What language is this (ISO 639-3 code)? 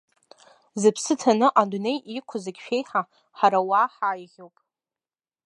abk